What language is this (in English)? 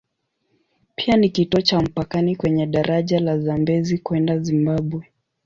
Swahili